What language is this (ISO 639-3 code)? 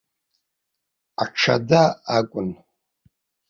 abk